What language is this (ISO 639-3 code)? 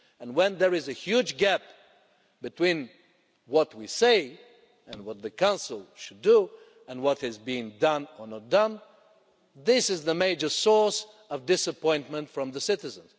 eng